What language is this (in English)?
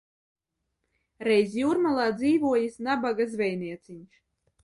Latvian